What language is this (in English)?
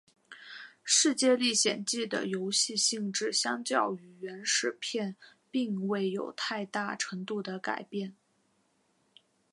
Chinese